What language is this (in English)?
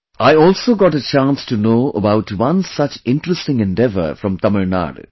English